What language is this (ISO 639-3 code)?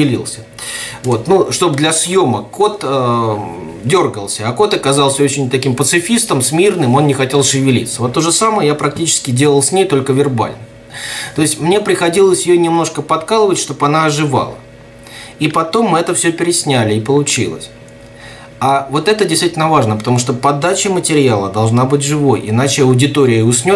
rus